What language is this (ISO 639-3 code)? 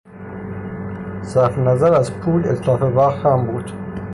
fas